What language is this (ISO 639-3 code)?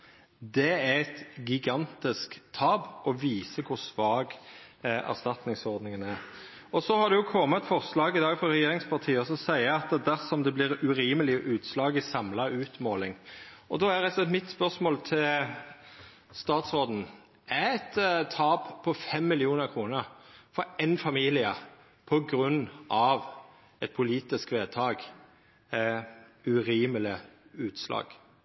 nno